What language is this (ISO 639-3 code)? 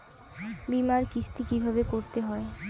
ben